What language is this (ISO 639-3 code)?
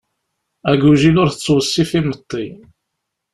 kab